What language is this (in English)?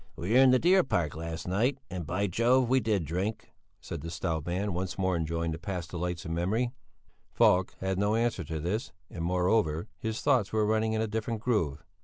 English